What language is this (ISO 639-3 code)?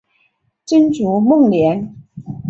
zho